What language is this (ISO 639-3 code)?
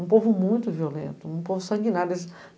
por